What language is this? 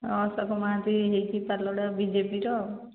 Odia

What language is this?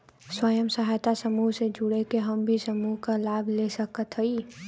Bhojpuri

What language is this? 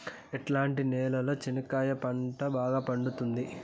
Telugu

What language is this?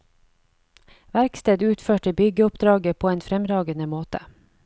Norwegian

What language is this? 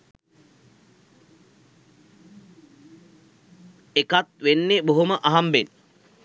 Sinhala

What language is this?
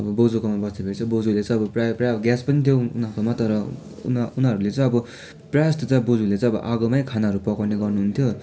Nepali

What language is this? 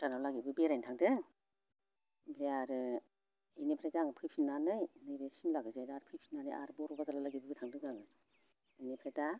Bodo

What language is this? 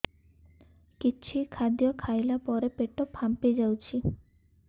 Odia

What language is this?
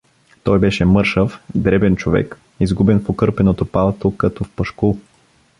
Bulgarian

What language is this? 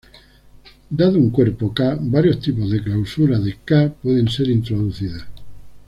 Spanish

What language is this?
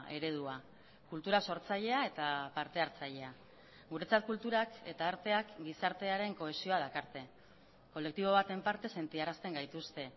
Basque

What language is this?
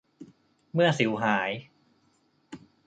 Thai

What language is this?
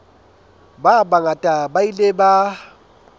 Southern Sotho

